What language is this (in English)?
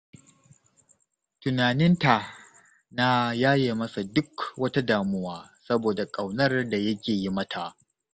Hausa